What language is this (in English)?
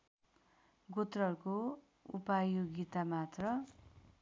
Nepali